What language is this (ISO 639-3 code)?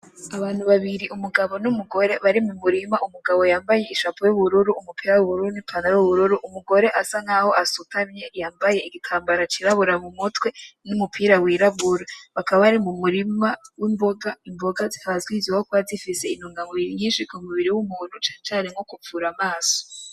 run